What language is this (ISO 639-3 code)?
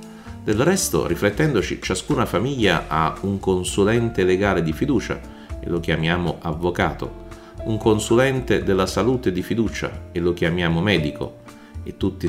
ita